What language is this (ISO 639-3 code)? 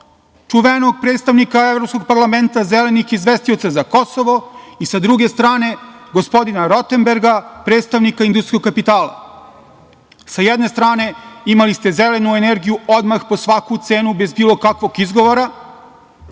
srp